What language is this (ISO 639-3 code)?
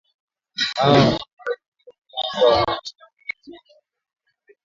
swa